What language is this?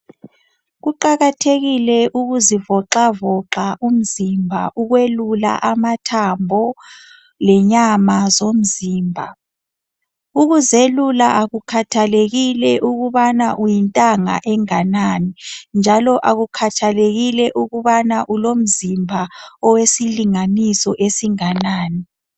North Ndebele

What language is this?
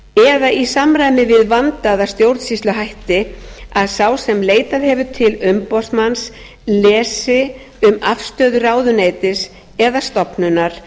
Icelandic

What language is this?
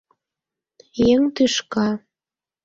Mari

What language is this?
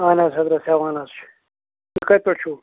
Kashmiri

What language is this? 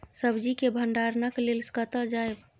Maithili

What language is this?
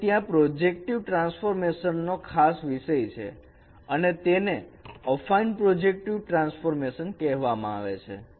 Gujarati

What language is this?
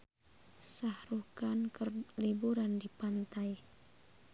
Sundanese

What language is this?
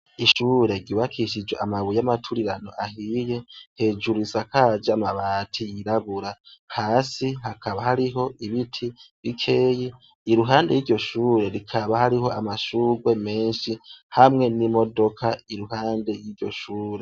Rundi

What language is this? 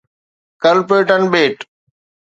Sindhi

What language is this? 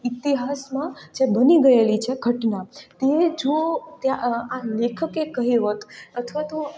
Gujarati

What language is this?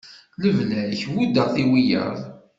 Kabyle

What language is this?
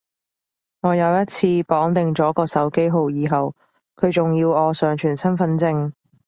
Cantonese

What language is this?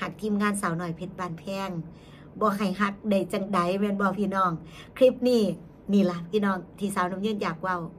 Thai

